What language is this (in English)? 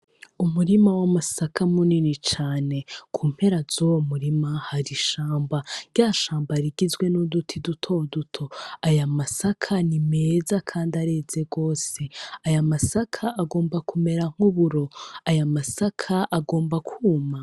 Rundi